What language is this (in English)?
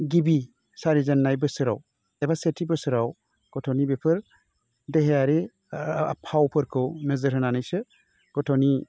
Bodo